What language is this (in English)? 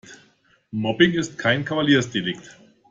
German